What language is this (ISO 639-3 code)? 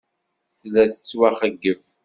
kab